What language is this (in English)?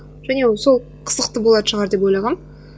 Kazakh